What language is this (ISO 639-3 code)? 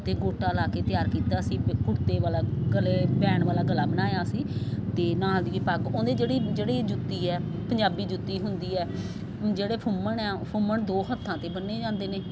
pan